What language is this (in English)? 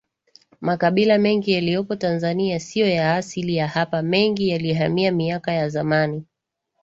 Swahili